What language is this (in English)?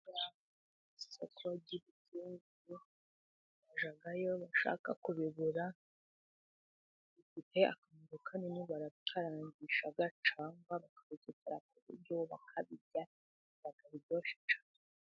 Kinyarwanda